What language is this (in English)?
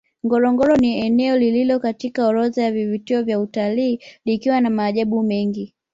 Swahili